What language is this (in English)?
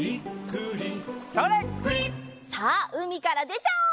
Japanese